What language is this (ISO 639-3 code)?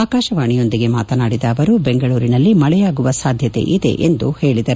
kan